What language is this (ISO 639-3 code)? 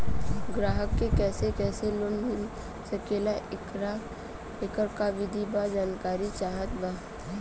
bho